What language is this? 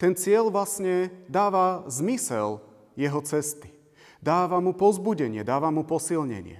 Slovak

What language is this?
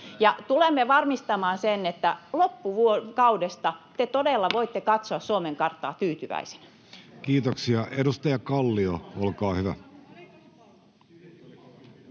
Finnish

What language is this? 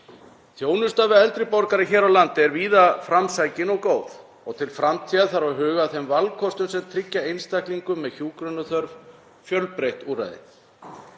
Icelandic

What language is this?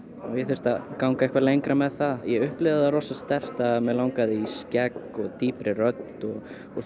Icelandic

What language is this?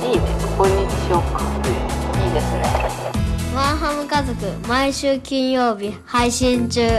Japanese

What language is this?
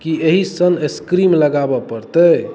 Maithili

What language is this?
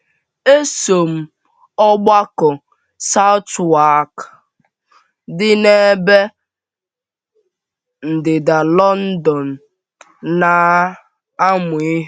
Igbo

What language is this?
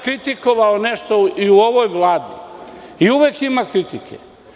Serbian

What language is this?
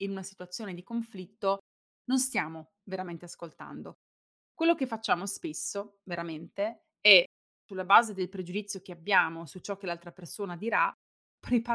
Italian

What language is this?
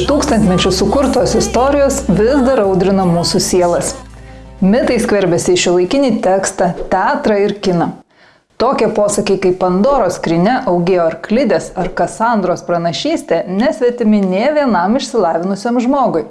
Lithuanian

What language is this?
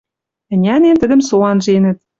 Western Mari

